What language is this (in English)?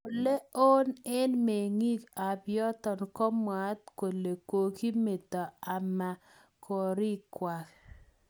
Kalenjin